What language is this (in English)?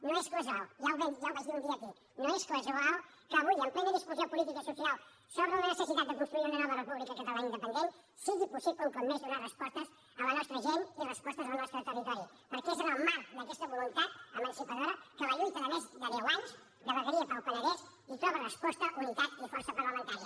Catalan